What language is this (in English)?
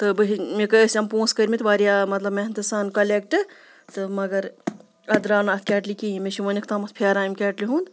Kashmiri